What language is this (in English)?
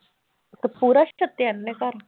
Punjabi